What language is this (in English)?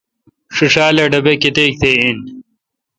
Kalkoti